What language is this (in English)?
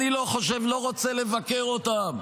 Hebrew